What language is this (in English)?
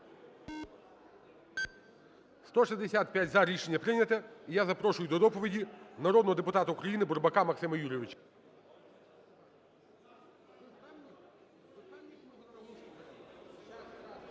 Ukrainian